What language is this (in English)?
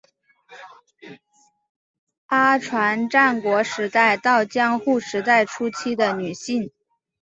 Chinese